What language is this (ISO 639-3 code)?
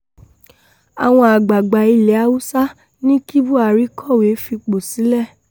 yor